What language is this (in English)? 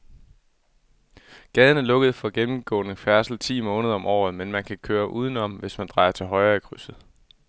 Danish